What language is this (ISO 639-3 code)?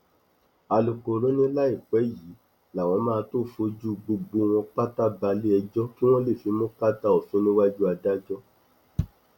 yor